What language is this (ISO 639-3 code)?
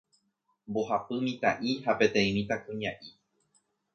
grn